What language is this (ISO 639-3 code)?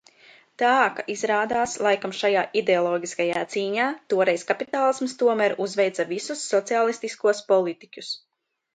lav